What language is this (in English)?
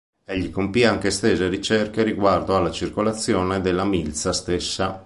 Italian